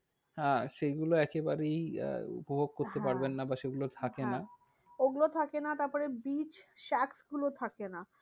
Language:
Bangla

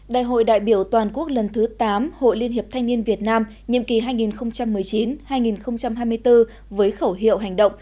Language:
Vietnamese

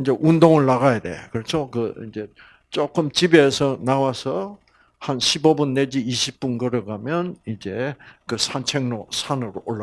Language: Korean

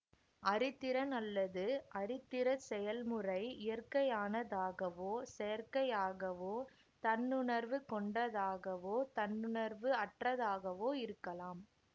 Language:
Tamil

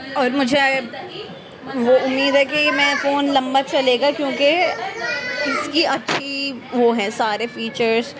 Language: Urdu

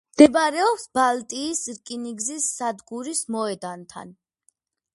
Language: Georgian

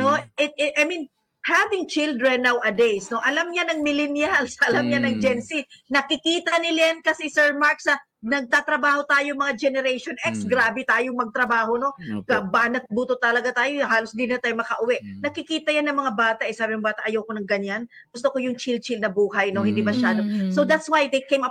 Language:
Filipino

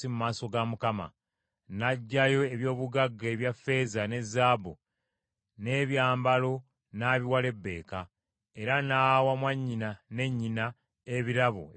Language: Ganda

